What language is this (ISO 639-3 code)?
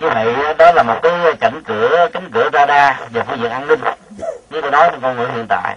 vie